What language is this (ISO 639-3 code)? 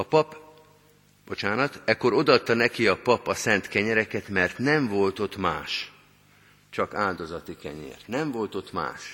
hun